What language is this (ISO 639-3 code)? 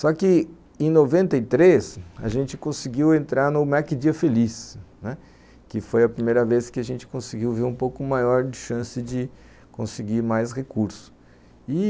por